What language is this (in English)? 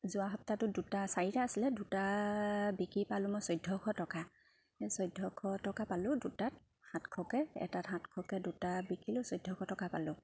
Assamese